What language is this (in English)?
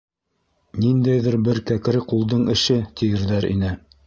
Bashkir